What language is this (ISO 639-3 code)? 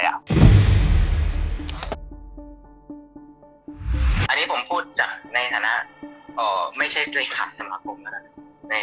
tha